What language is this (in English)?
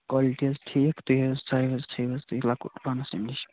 Kashmiri